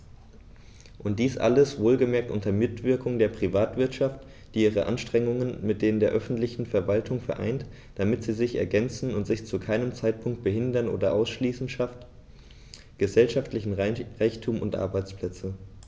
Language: German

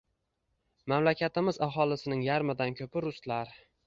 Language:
Uzbek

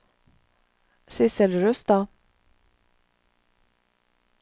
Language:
Norwegian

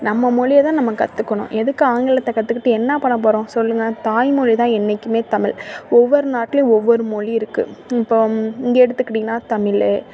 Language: Tamil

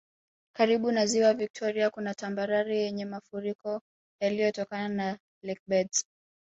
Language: Swahili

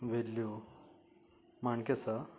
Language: Konkani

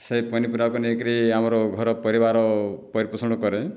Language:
Odia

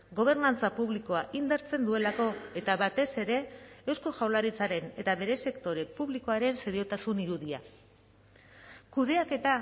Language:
Basque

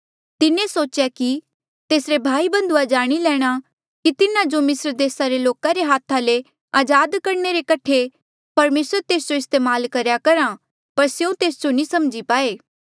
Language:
Mandeali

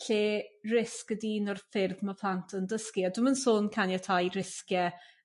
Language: Welsh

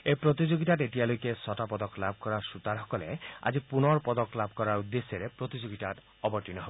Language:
Assamese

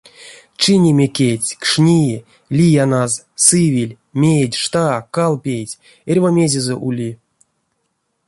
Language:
Erzya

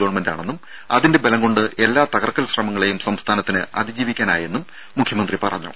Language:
Malayalam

